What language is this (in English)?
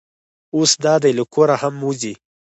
Pashto